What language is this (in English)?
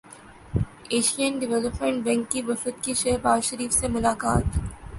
Urdu